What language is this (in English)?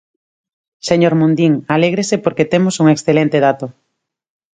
Galician